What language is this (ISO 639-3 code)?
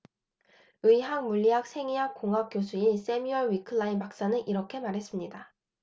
kor